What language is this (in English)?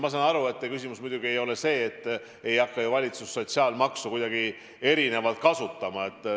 Estonian